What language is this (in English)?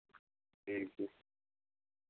Santali